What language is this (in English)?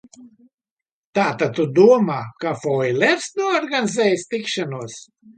Latvian